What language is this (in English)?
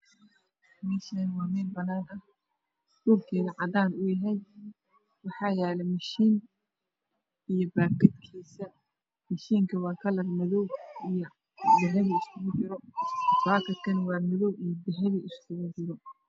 Somali